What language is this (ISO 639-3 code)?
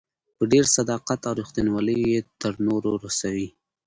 pus